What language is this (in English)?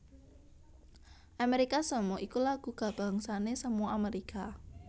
Javanese